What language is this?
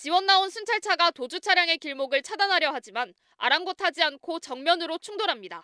Korean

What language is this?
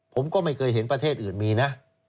Thai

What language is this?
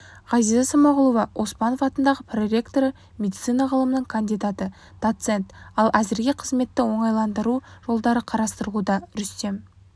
Kazakh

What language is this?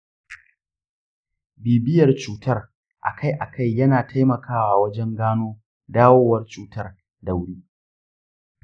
Hausa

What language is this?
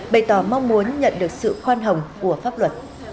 Vietnamese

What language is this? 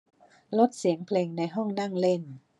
Thai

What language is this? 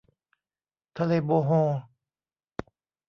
Thai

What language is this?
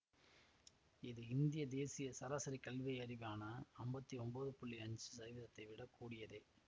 Tamil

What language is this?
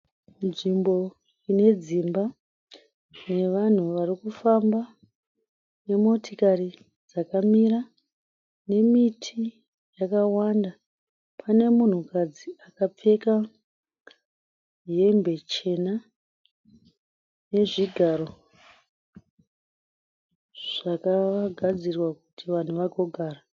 Shona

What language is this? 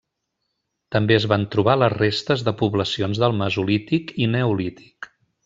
Catalan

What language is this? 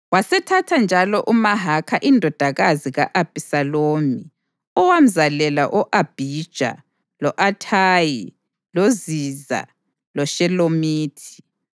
North Ndebele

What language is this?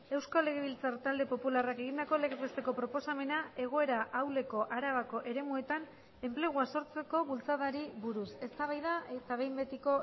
Basque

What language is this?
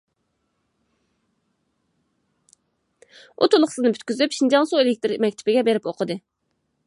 Uyghur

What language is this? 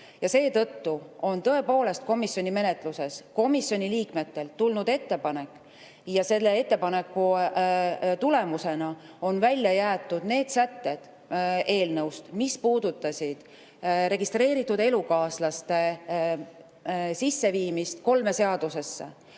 Estonian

